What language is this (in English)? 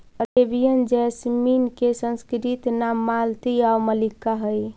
Magahi